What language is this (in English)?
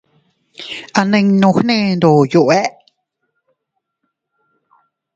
Teutila Cuicatec